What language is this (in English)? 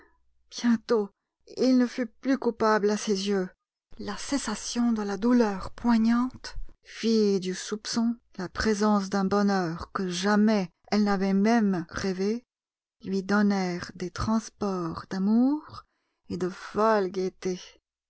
French